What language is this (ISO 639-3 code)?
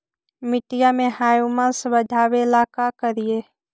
mag